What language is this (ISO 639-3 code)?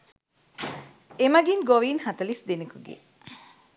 sin